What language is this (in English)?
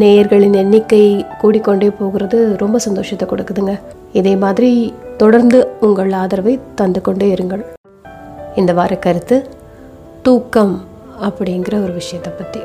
Tamil